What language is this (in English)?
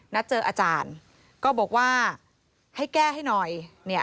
Thai